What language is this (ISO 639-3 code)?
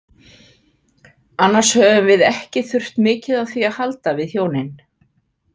isl